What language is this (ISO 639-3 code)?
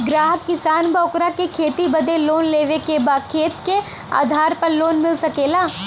bho